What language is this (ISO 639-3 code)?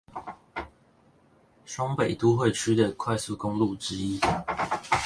zho